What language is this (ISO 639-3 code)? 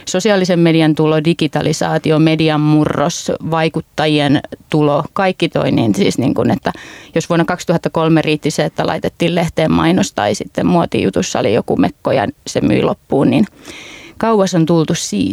fin